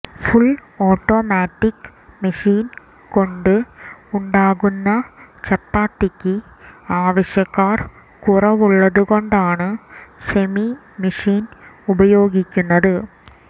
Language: Malayalam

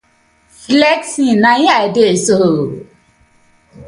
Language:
Nigerian Pidgin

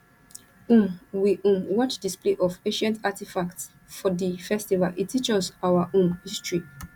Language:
Nigerian Pidgin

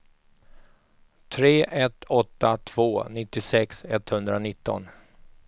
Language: Swedish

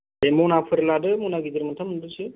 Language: Bodo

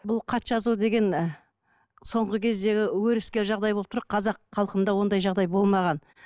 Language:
Kazakh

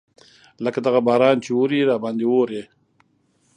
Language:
Pashto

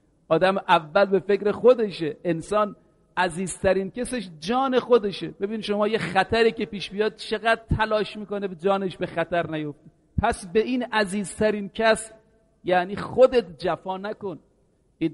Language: Persian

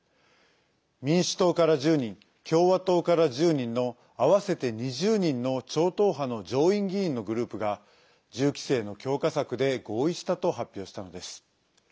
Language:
Japanese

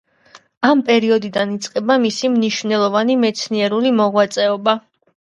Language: Georgian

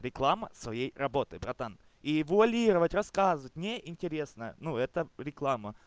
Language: Russian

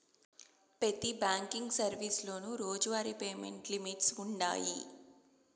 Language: Telugu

